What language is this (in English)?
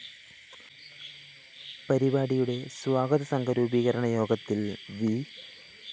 Malayalam